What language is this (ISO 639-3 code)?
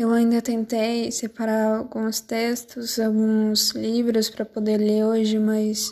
por